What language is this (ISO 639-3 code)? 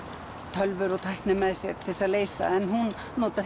isl